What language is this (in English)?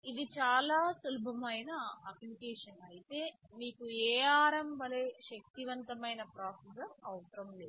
Telugu